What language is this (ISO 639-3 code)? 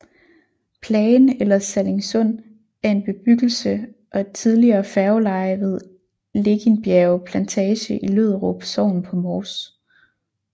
dan